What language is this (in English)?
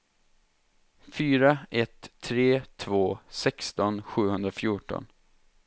Swedish